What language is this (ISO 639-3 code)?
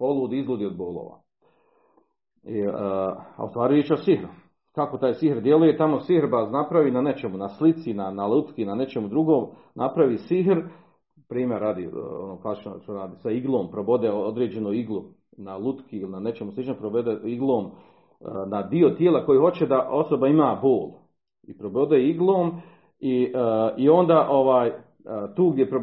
hrv